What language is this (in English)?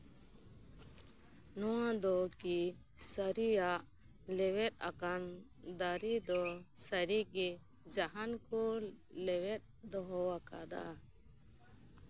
Santali